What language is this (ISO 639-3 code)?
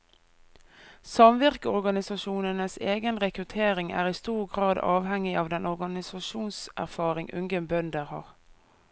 nor